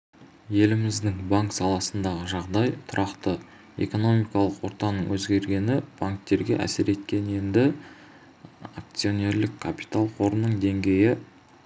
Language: Kazakh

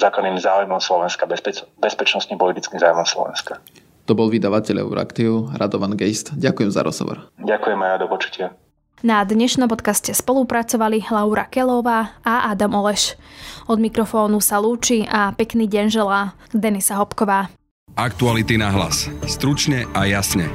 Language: Slovak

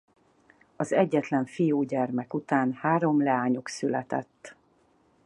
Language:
Hungarian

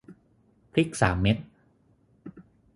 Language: Thai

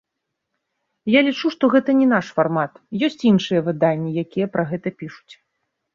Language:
Belarusian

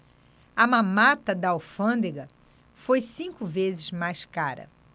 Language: Portuguese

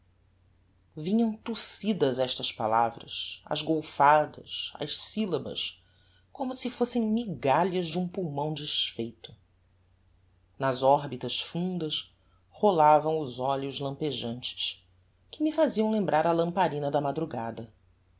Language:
Portuguese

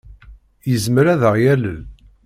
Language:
Kabyle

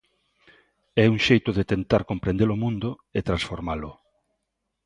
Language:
Galician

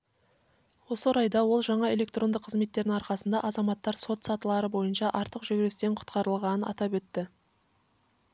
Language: Kazakh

